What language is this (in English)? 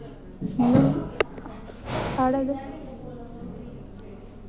Dogri